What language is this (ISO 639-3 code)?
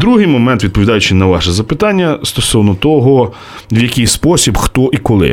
ukr